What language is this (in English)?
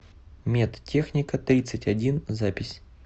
Russian